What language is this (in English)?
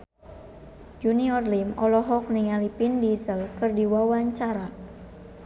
Sundanese